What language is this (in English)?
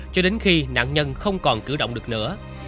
Vietnamese